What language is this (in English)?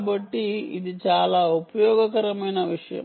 Telugu